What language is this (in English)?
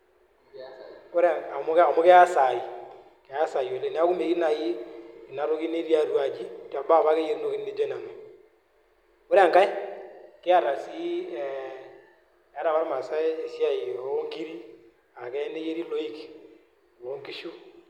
Masai